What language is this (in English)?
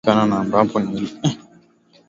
Swahili